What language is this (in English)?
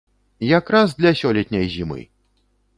Belarusian